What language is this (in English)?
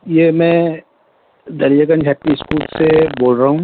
Urdu